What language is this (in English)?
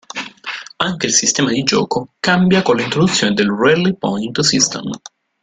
Italian